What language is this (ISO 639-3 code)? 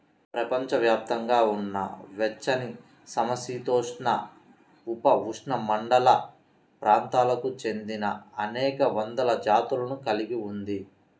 tel